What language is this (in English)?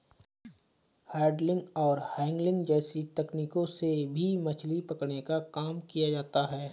Hindi